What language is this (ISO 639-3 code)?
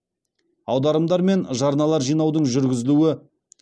kaz